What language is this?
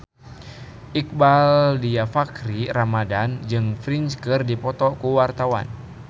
Sundanese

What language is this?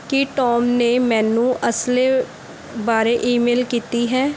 Punjabi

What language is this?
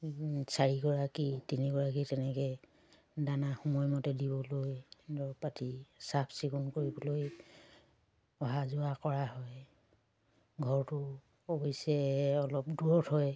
Assamese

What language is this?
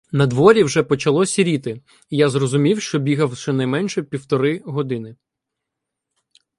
Ukrainian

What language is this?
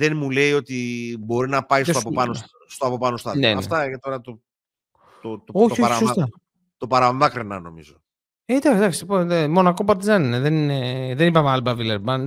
Greek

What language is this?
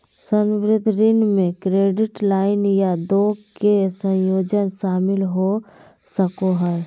Magahi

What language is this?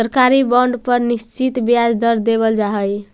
Magahi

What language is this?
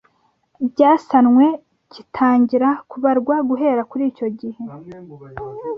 Kinyarwanda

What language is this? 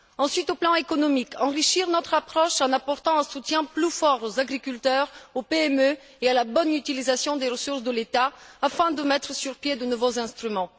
French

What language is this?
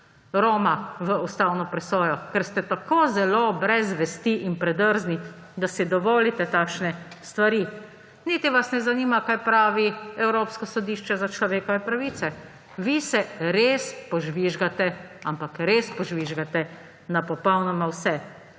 Slovenian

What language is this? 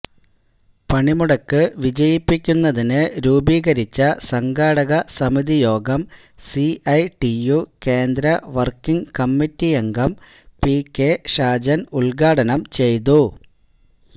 Malayalam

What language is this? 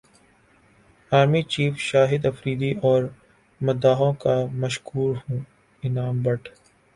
Urdu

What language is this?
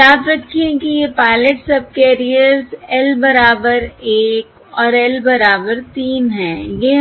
Hindi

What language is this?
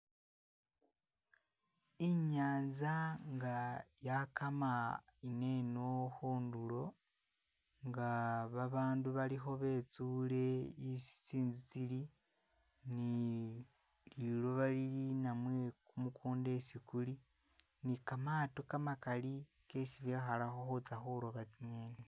Masaaba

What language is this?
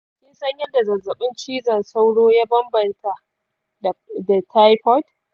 Hausa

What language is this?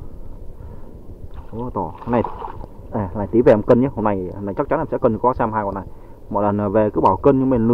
Vietnamese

